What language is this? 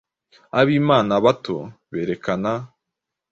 Kinyarwanda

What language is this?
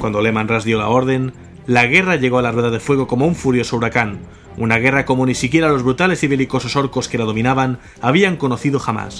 Spanish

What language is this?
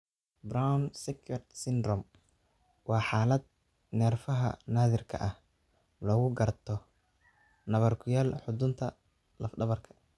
Somali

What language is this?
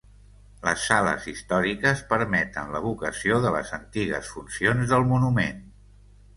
Catalan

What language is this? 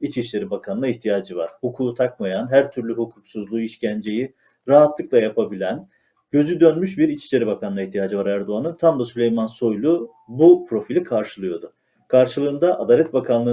Turkish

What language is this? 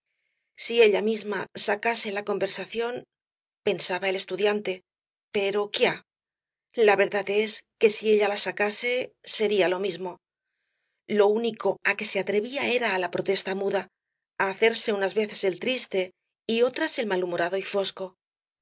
Spanish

